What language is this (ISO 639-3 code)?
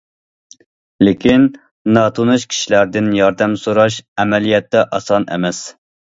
uig